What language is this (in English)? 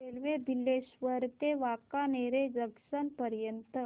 Marathi